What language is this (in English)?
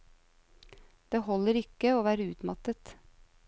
Norwegian